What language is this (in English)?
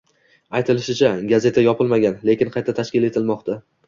Uzbek